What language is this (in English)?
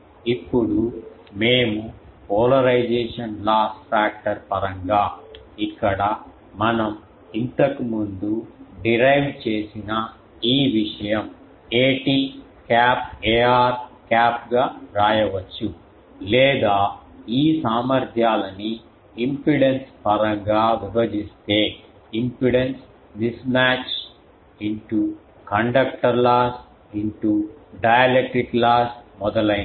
Telugu